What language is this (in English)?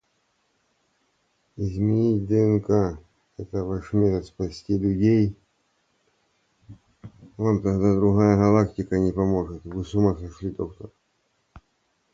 Russian